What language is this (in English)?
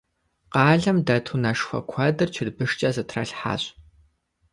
Kabardian